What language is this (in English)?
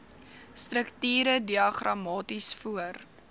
Afrikaans